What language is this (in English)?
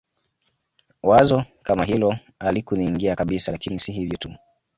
Swahili